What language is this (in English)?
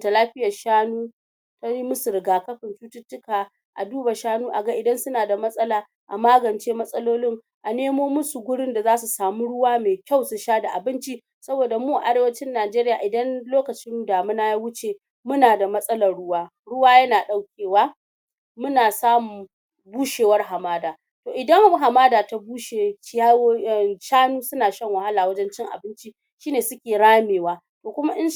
Hausa